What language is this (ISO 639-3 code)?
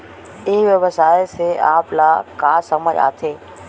hne